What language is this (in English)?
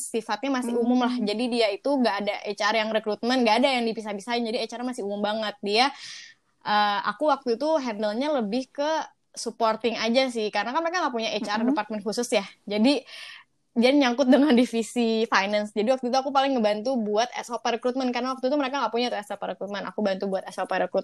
Indonesian